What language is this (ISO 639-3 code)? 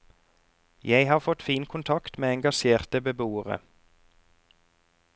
nor